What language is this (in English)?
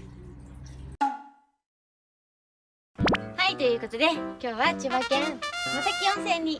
Japanese